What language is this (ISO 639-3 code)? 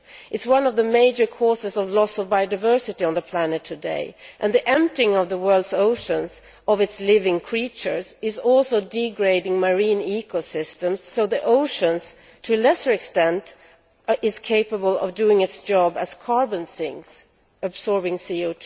eng